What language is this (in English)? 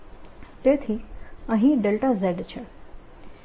Gujarati